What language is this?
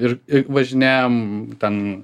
Lithuanian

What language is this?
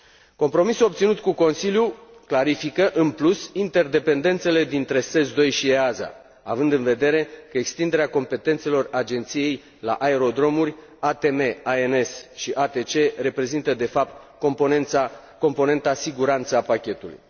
Romanian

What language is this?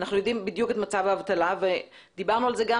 Hebrew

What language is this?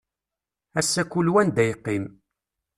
Kabyle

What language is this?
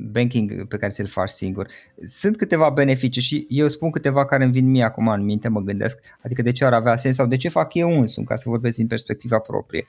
Romanian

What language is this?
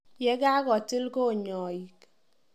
Kalenjin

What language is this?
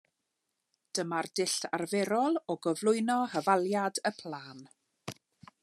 Welsh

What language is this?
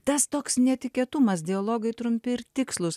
Lithuanian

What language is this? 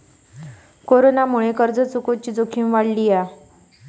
Marathi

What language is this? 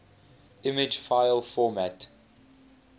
English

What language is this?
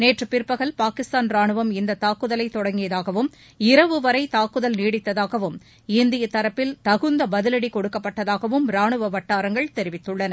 Tamil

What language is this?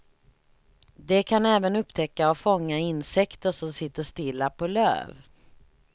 Swedish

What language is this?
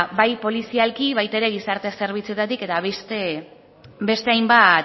Basque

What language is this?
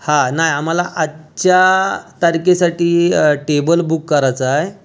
Marathi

